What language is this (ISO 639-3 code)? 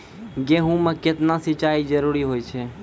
mai